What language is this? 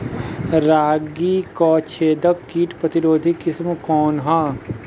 Bhojpuri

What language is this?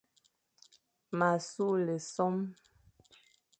Fang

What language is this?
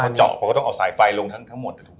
Thai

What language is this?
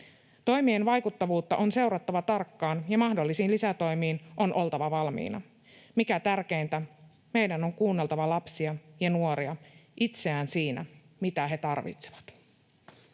Finnish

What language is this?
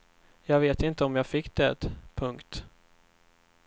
Swedish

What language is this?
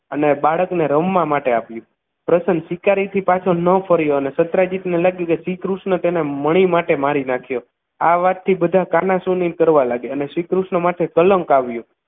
Gujarati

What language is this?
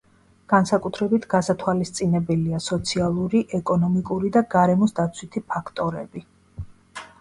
Georgian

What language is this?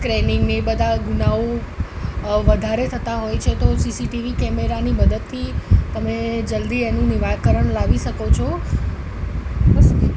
Gujarati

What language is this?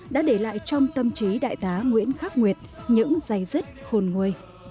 Vietnamese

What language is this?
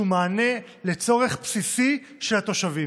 Hebrew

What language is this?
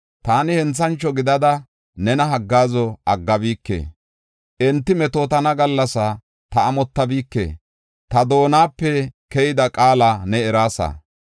Gofa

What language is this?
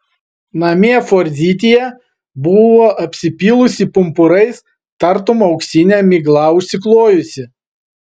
Lithuanian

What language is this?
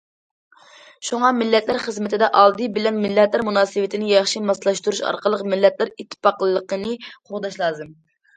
Uyghur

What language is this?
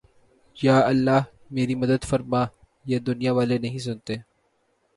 Urdu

